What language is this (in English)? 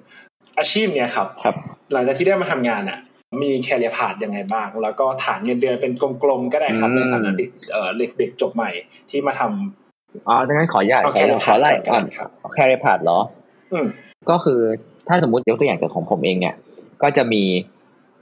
Thai